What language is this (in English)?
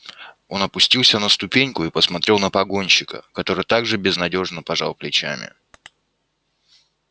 Russian